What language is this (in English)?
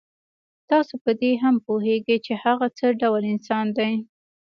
Pashto